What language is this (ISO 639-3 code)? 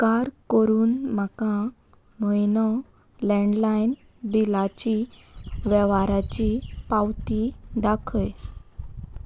kok